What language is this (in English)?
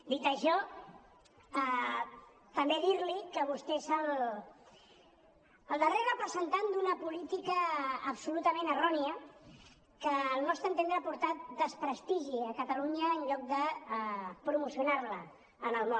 Catalan